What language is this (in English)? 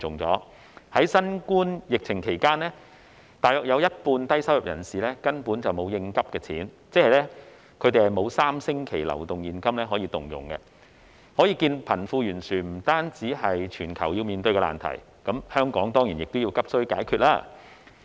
Cantonese